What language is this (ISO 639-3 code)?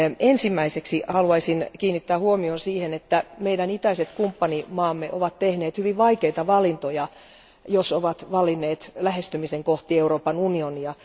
fin